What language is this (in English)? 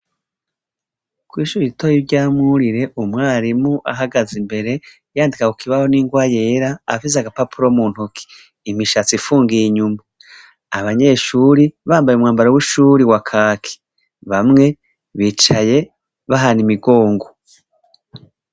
Rundi